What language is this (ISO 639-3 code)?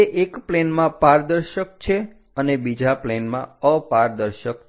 guj